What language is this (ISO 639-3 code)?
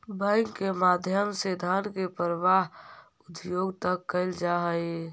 mag